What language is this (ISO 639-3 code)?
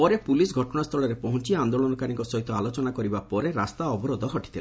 ori